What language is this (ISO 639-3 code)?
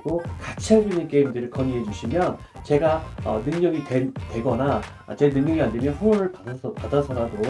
kor